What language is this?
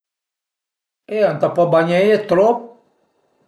Piedmontese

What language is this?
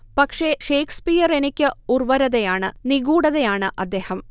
Malayalam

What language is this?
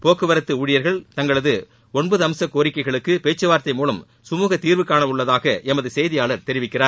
Tamil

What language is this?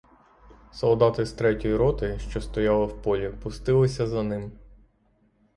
Ukrainian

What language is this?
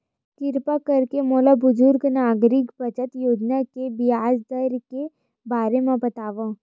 Chhattisgarhi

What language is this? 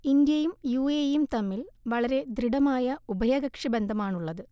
Malayalam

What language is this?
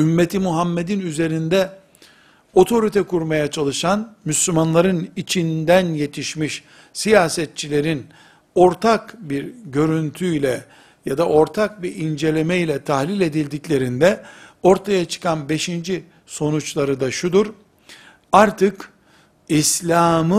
Turkish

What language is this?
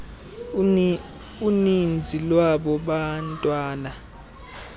Xhosa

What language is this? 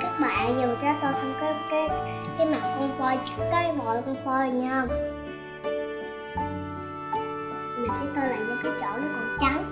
Vietnamese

